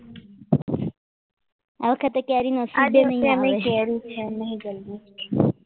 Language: Gujarati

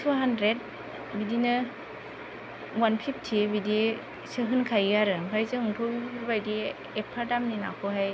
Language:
Bodo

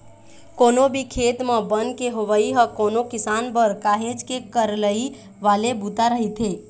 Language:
Chhattisgarhi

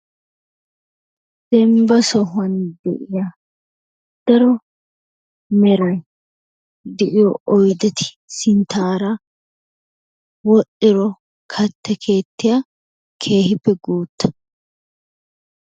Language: Wolaytta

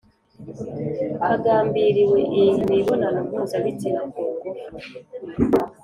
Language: Kinyarwanda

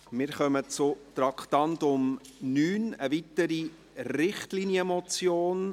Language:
Swiss German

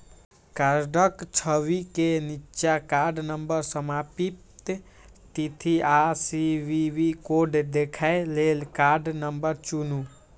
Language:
Maithili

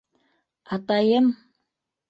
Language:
Bashkir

